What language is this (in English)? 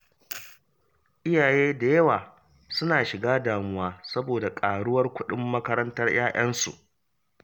Hausa